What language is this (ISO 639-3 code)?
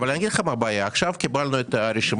heb